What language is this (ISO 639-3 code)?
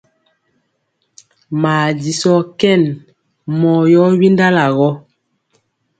mcx